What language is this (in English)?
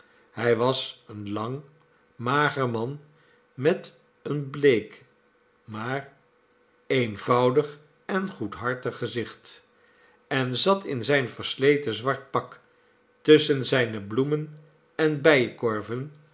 Dutch